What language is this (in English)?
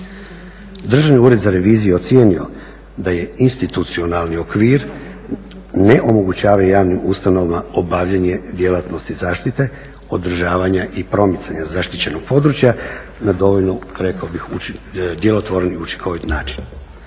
Croatian